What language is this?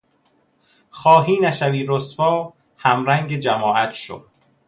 Persian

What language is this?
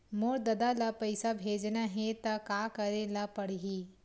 Chhattisgarhi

